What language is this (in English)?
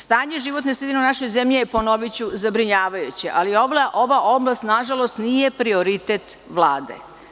Serbian